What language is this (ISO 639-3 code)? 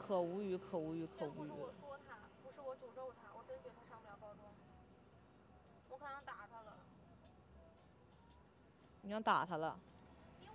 zho